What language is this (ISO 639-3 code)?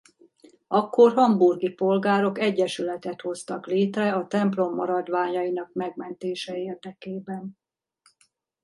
hun